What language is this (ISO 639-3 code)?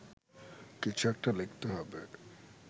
ben